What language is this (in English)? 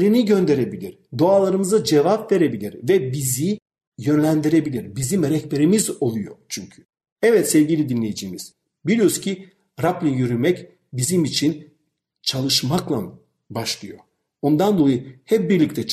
Turkish